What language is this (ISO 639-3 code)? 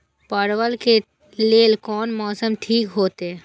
mai